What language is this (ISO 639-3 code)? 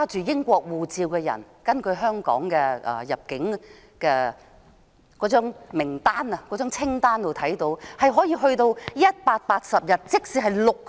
yue